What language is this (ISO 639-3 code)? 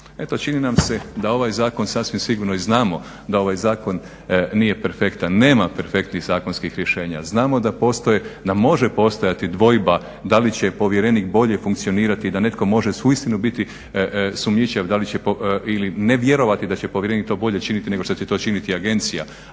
hrv